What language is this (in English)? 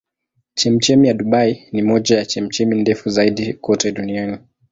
Swahili